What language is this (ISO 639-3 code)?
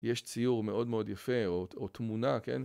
heb